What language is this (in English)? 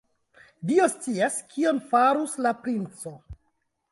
Esperanto